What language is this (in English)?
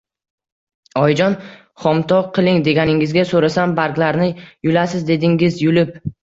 Uzbek